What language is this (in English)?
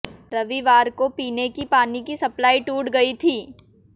Hindi